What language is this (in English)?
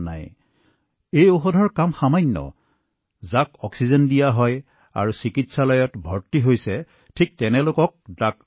Assamese